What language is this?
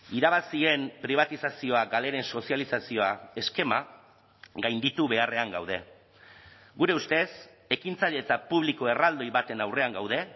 Basque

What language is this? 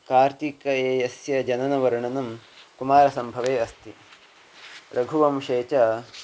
Sanskrit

